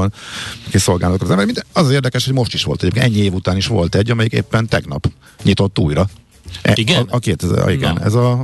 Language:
Hungarian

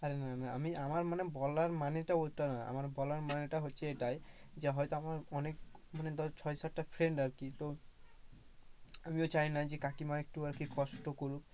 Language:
Bangla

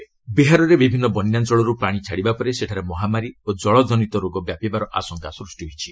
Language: Odia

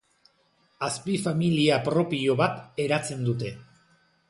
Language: Basque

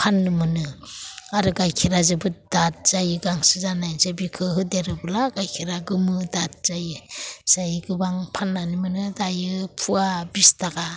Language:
Bodo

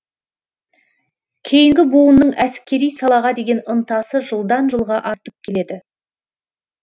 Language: Kazakh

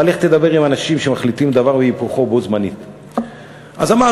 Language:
Hebrew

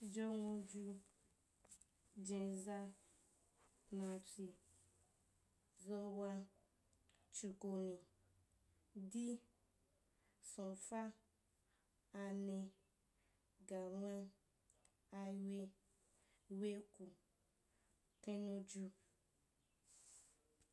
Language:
Wapan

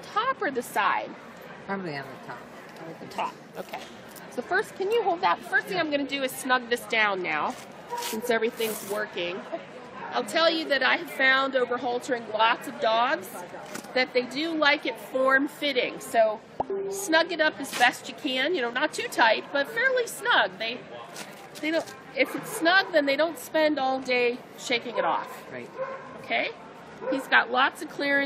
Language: English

